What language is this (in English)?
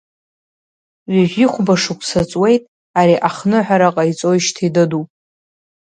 Abkhazian